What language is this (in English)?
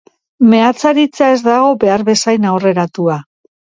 Basque